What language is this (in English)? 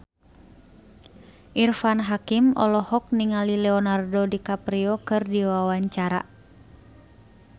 Sundanese